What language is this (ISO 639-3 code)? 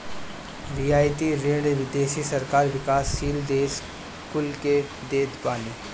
bho